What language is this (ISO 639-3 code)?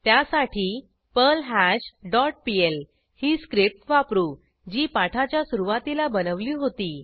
mar